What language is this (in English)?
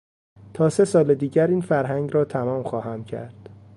Persian